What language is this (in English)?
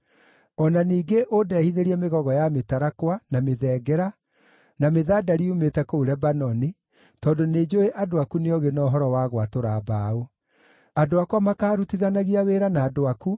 Kikuyu